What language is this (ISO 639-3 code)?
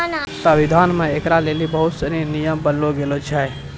mai